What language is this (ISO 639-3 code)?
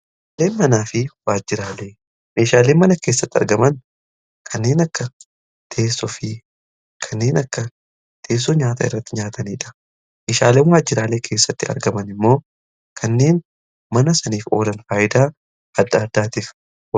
orm